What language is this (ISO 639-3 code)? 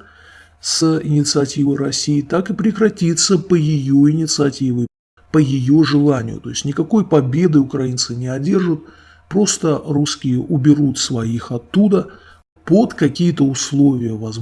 rus